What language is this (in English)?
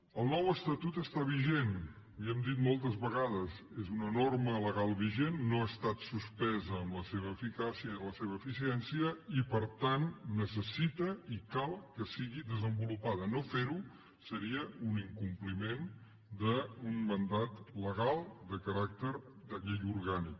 Catalan